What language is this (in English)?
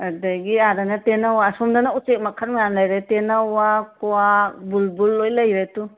Manipuri